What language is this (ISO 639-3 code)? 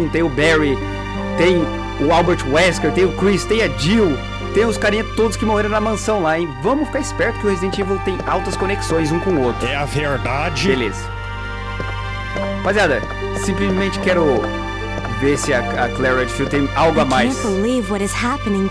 por